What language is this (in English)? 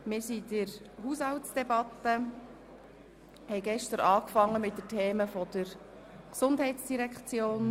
Swiss German